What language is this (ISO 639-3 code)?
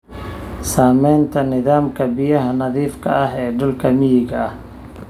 som